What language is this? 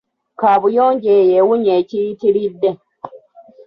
Ganda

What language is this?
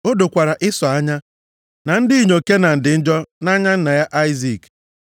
Igbo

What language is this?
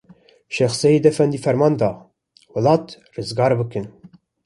Kurdish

